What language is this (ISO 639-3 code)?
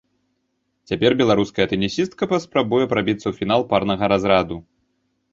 bel